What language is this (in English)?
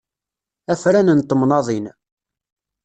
Kabyle